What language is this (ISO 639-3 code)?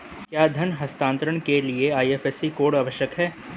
hin